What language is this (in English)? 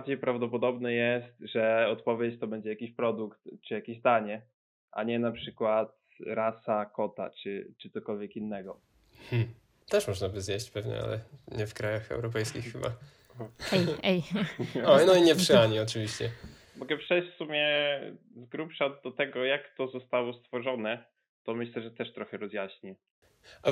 Polish